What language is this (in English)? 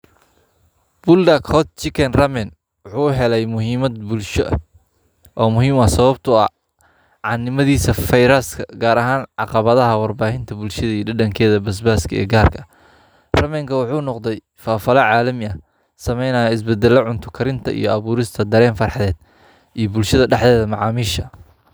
Somali